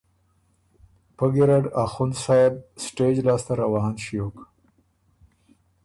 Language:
Ormuri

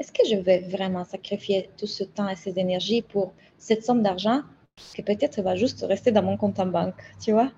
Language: French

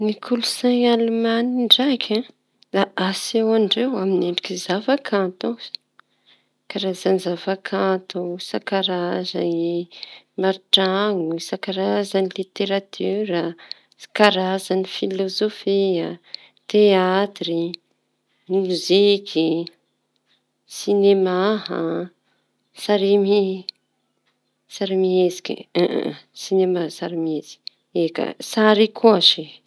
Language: Tanosy Malagasy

